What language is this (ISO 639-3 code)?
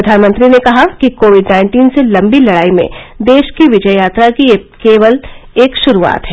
hin